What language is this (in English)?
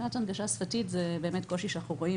Hebrew